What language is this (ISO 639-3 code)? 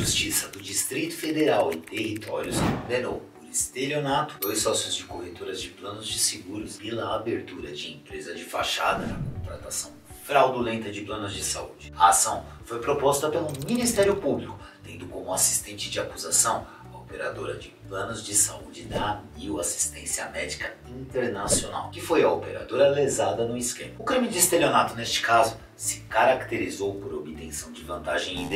por